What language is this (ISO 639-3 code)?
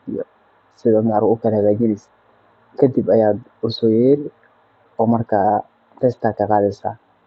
som